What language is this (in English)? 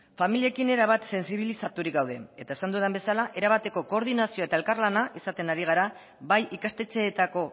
Basque